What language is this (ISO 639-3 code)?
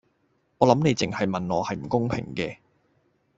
yue